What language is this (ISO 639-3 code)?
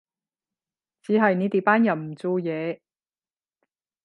yue